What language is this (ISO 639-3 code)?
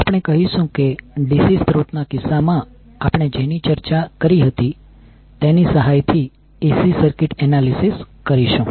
guj